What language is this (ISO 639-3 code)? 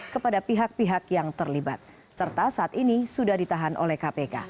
ind